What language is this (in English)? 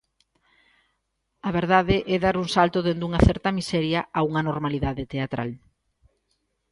Galician